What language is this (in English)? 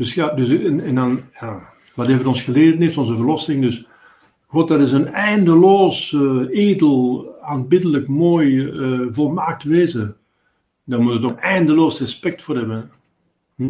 Dutch